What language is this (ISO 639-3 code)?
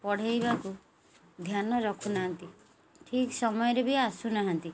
ori